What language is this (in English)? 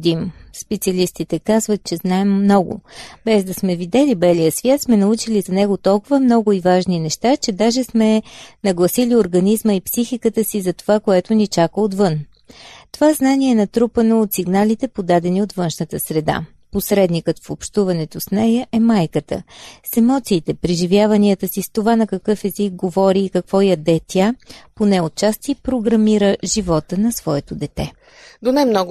Bulgarian